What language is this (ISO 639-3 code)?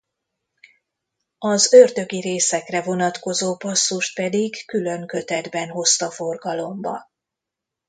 hun